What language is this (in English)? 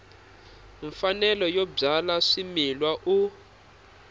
Tsonga